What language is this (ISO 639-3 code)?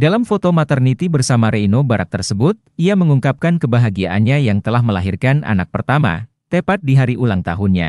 ind